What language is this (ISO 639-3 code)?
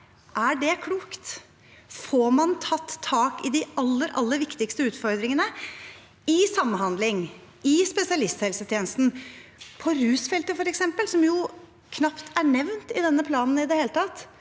nor